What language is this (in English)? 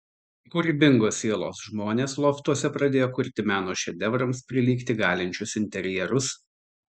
Lithuanian